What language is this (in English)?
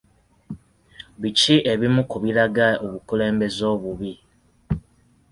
Ganda